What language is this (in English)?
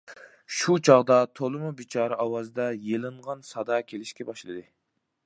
Uyghur